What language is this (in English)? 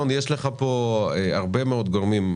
Hebrew